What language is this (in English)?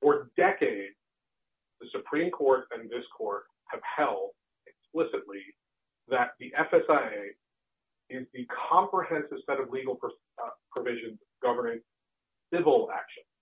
English